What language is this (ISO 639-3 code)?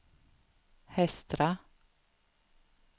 swe